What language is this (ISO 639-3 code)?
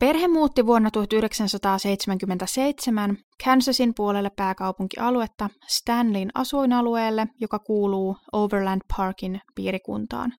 fin